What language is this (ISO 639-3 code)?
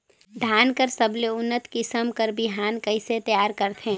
hne